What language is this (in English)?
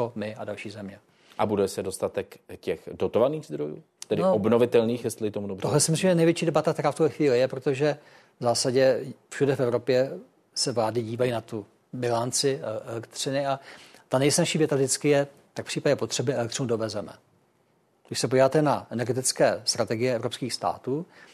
Czech